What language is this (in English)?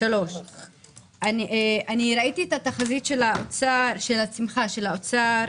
Hebrew